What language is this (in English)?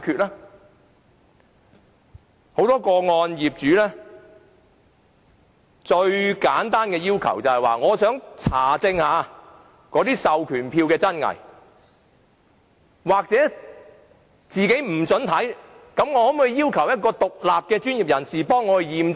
Cantonese